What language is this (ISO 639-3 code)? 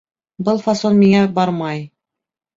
bak